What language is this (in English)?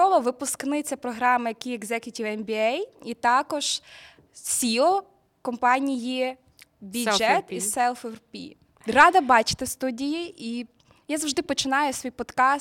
Ukrainian